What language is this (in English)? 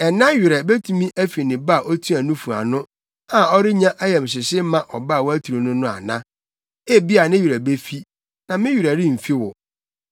Akan